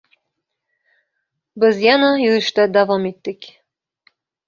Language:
Uzbek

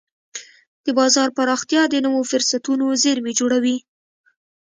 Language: Pashto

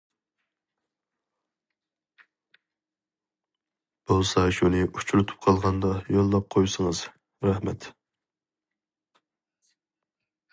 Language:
Uyghur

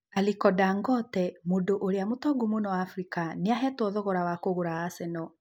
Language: Kikuyu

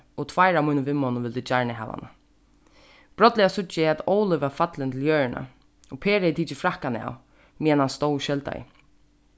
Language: Faroese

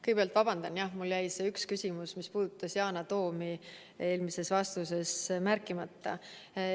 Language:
Estonian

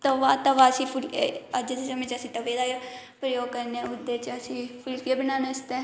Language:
Dogri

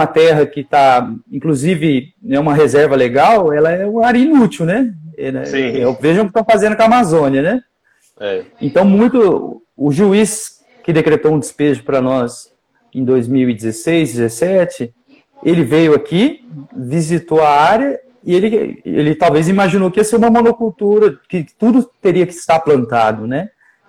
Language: Portuguese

